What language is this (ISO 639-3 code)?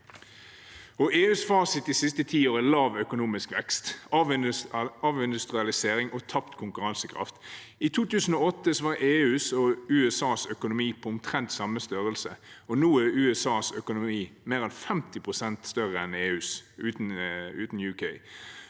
nor